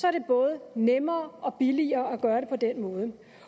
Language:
Danish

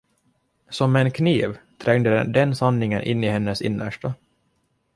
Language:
Swedish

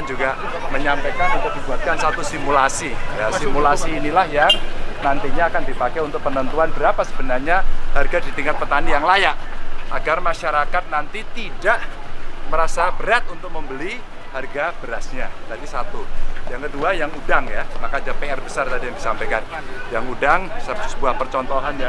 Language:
Indonesian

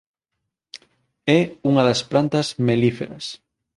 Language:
Galician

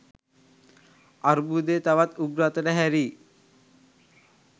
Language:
Sinhala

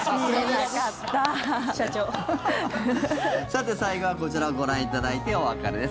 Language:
Japanese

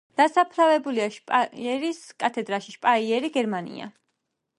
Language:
Georgian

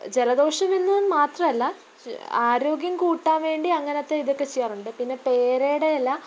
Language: Malayalam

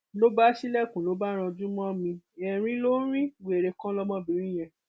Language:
Yoruba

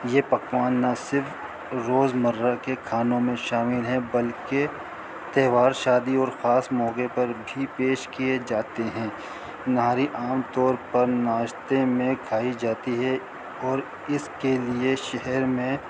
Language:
Urdu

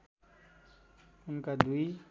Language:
Nepali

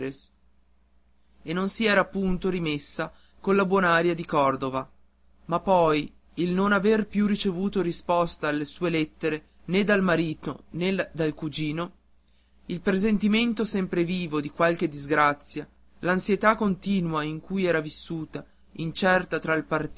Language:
Italian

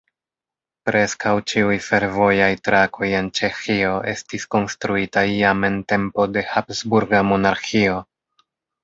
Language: Esperanto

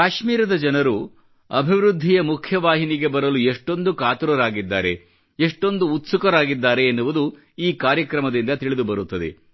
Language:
Kannada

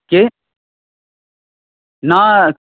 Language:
Bangla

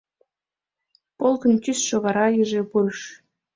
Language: Mari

